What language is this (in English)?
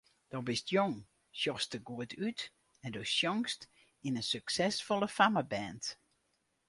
Western Frisian